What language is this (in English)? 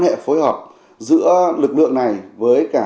Vietnamese